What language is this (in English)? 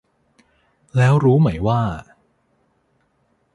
Thai